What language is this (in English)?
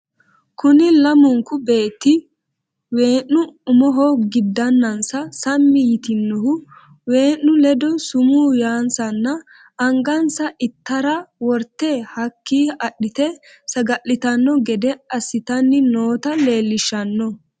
Sidamo